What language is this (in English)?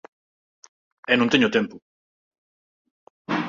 Galician